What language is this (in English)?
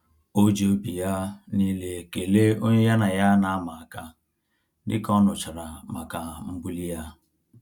Igbo